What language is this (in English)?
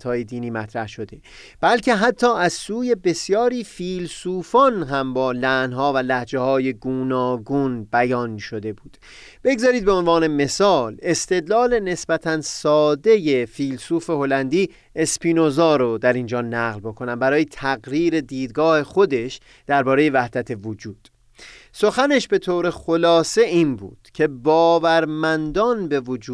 Persian